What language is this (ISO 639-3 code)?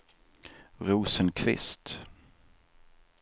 swe